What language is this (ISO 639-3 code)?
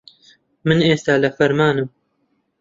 ckb